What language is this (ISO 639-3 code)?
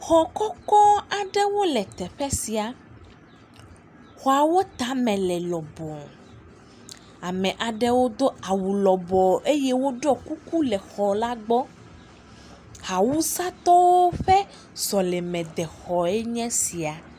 ewe